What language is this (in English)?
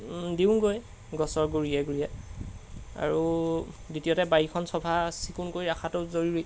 Assamese